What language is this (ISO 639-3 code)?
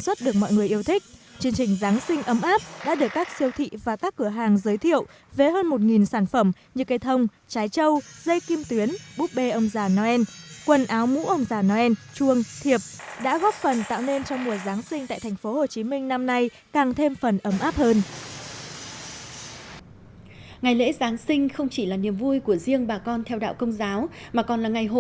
vie